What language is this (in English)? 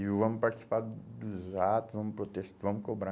Portuguese